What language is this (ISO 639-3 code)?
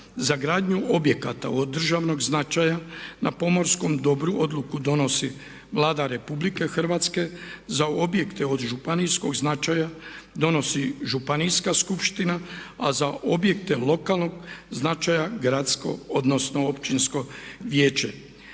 hrv